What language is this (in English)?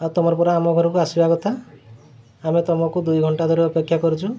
Odia